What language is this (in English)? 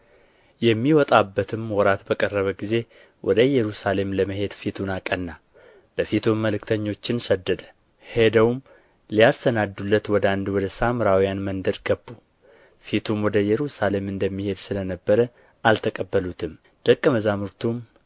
Amharic